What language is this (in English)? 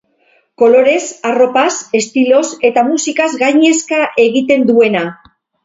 Basque